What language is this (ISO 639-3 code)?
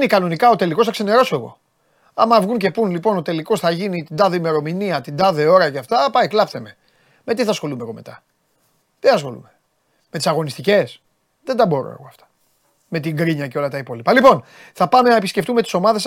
ell